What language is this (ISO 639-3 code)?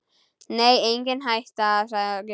isl